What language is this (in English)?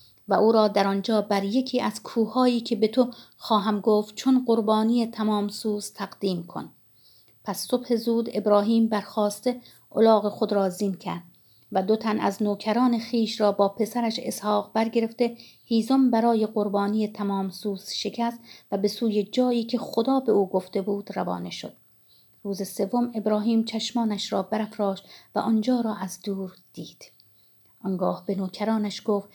Persian